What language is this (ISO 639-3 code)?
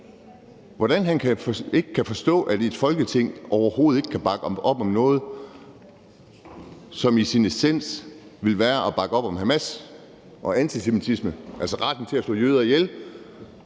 dan